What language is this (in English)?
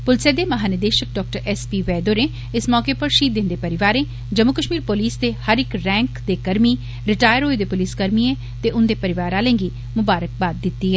Dogri